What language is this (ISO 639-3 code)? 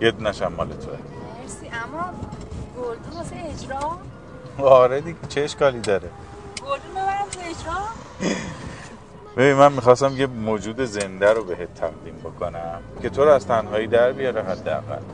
fas